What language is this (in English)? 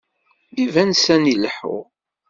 Kabyle